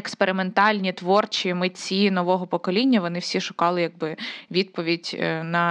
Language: Ukrainian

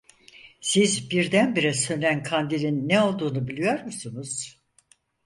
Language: Turkish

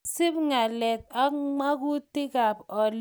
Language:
Kalenjin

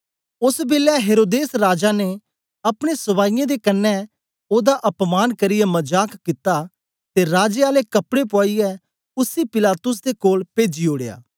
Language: Dogri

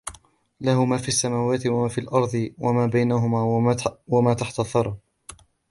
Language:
Arabic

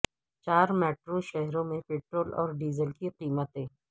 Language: Urdu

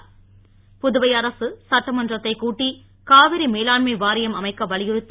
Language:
Tamil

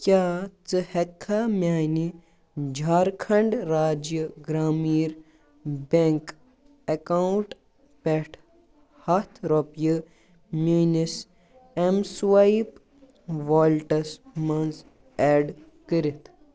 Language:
Kashmiri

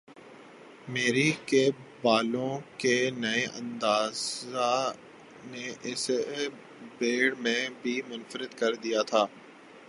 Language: Urdu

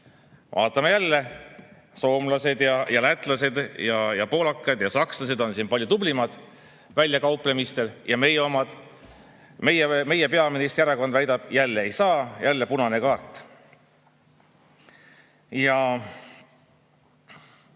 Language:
Estonian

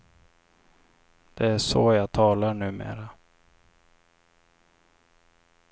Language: Swedish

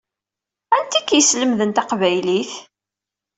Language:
Kabyle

